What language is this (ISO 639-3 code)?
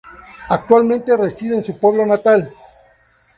spa